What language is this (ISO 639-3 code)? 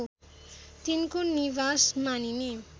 nep